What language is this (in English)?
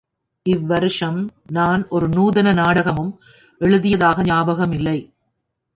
Tamil